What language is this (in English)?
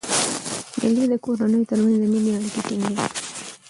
Pashto